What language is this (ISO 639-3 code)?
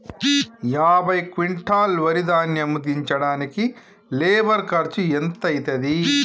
tel